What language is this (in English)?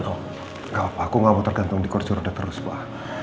Indonesian